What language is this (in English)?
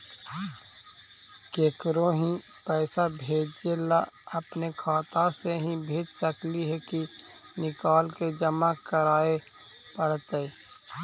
Magahi